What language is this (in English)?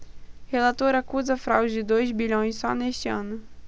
Portuguese